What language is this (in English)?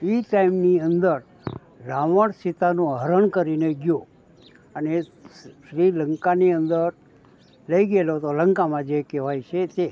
Gujarati